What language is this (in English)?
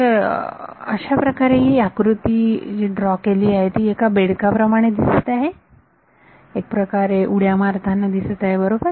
Marathi